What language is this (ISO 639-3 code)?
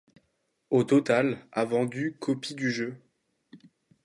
fra